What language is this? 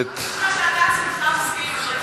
Hebrew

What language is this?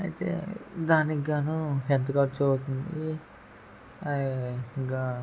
Telugu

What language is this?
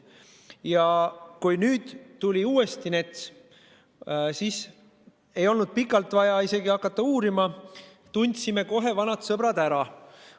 Estonian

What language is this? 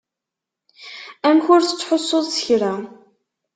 Kabyle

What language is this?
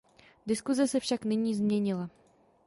Czech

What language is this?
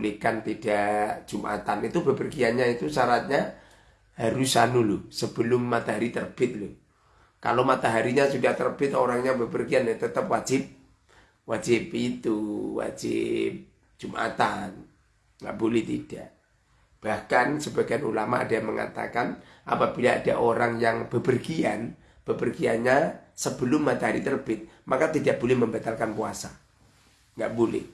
Indonesian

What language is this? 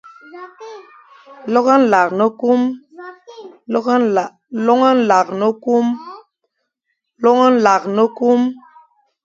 Fang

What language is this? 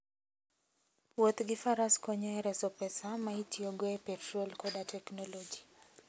Luo (Kenya and Tanzania)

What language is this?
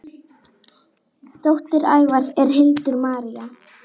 Icelandic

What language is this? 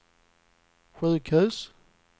Swedish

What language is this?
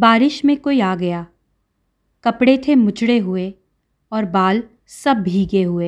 Hindi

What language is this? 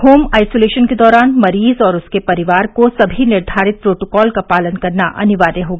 Hindi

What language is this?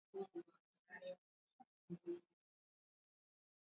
Swahili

